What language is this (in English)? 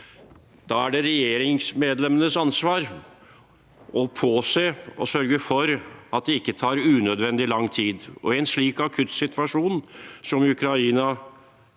Norwegian